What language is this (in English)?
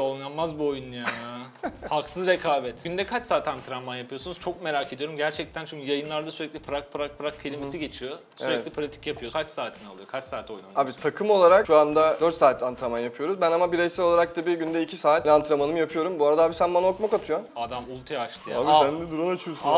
Turkish